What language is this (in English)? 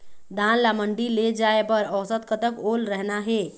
Chhattisgarhi